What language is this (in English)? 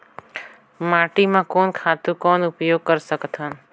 Chhattisgarhi